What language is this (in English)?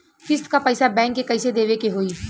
Bhojpuri